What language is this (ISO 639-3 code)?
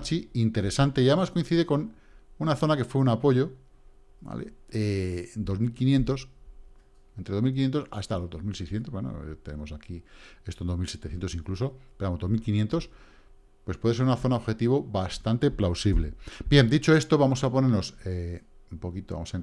spa